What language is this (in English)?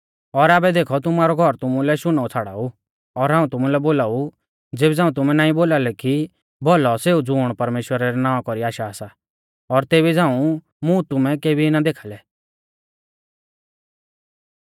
Mahasu Pahari